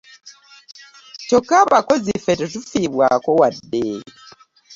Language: Ganda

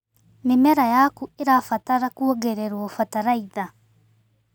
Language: Kikuyu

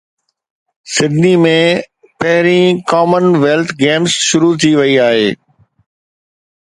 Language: Sindhi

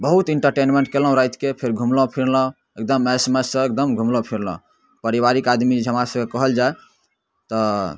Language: Maithili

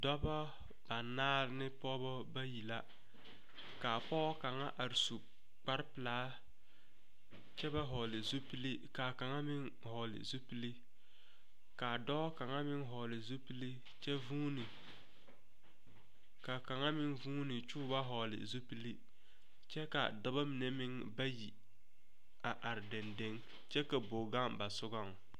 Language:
Southern Dagaare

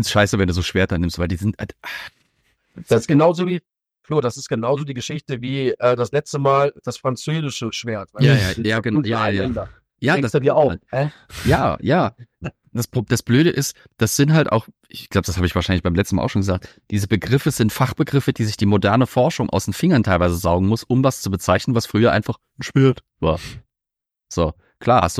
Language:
German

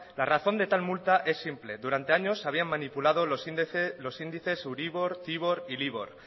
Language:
Spanish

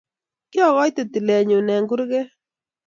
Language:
Kalenjin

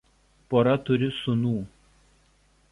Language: Lithuanian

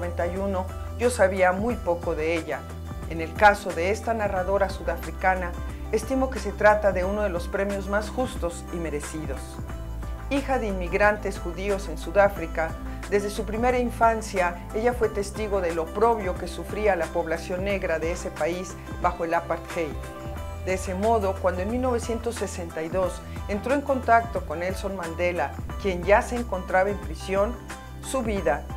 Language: Spanish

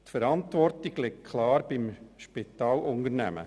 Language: Swiss German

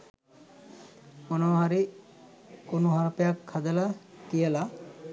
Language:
Sinhala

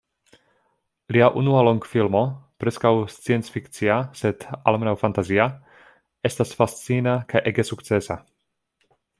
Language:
Esperanto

